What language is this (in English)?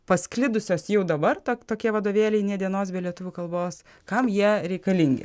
Lithuanian